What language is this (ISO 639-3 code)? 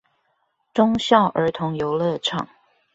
zho